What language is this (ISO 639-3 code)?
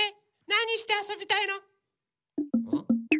jpn